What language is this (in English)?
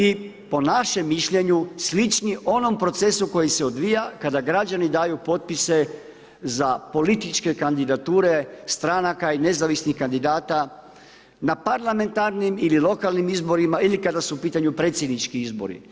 Croatian